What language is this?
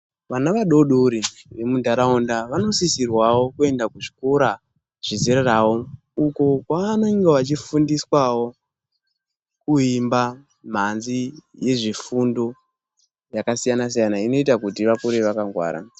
Ndau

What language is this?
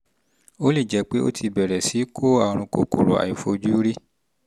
Yoruba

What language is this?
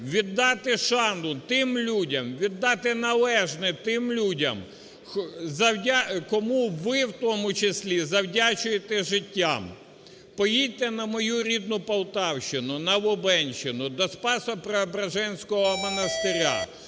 Ukrainian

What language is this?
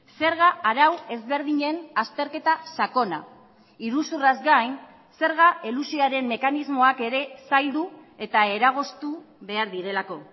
Basque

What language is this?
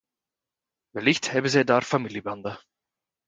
Dutch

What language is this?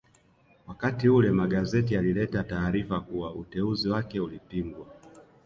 Swahili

